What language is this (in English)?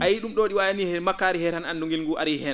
Fula